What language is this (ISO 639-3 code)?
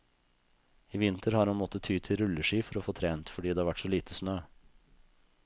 nor